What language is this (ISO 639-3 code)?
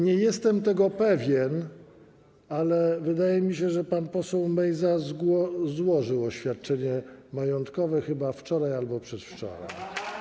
pol